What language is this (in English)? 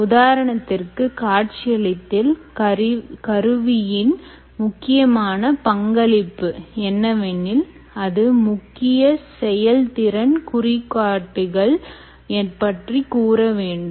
Tamil